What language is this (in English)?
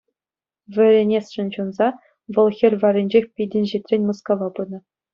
Chuvash